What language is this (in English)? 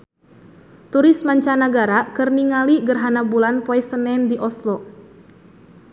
Sundanese